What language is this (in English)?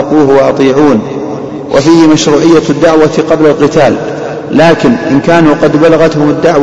Arabic